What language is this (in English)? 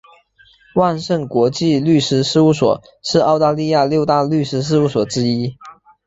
Chinese